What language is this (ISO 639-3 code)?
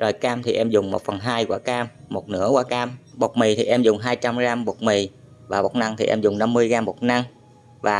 vie